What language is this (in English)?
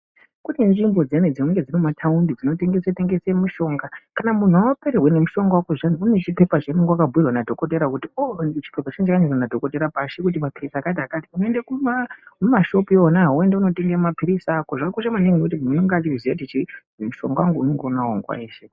Ndau